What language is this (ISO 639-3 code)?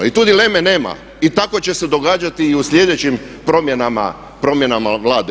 hrv